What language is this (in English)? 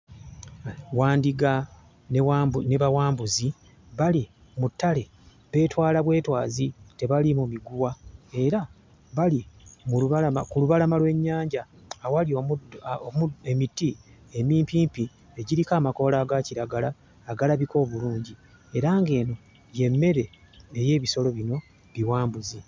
Ganda